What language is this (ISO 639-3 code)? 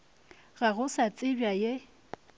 nso